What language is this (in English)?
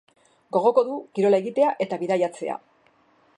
Basque